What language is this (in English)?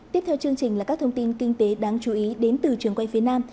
Vietnamese